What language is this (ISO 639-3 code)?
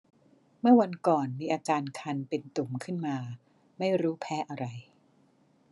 tha